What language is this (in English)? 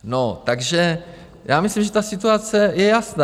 Czech